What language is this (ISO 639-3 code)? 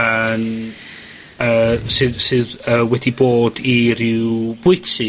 cym